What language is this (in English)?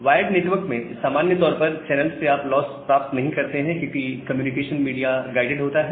Hindi